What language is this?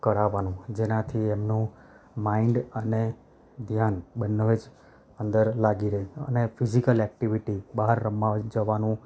Gujarati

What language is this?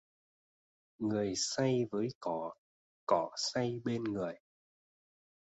Vietnamese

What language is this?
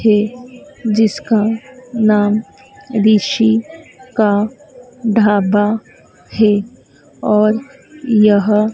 Hindi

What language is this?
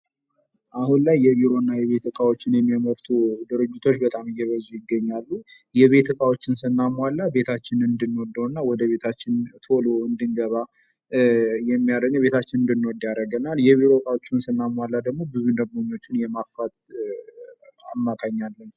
Amharic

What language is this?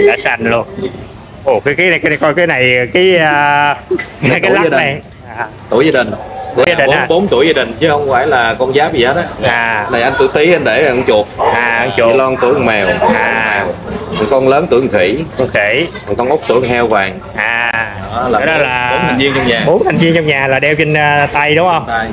Vietnamese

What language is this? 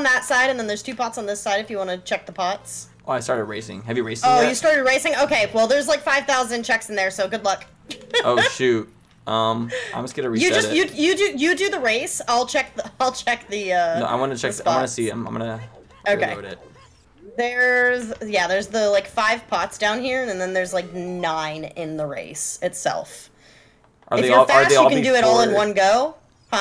English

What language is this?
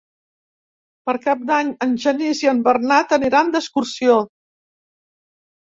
Catalan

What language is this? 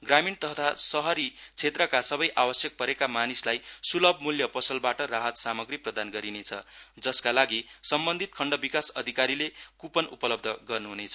Nepali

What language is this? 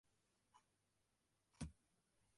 Western Frisian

